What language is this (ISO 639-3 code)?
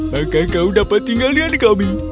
ind